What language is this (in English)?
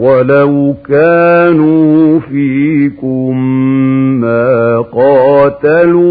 Arabic